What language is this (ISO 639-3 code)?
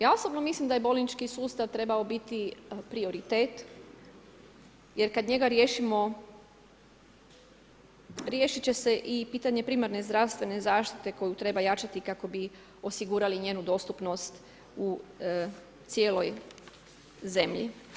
hrv